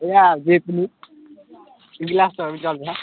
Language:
Nepali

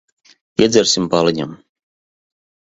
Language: Latvian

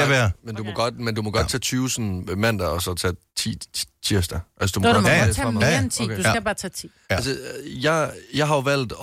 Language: Danish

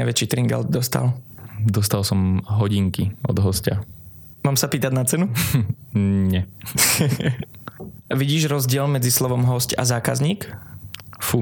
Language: Slovak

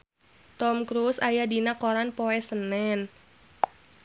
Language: Sundanese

